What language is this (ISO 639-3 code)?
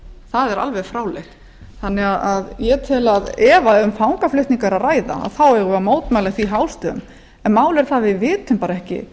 isl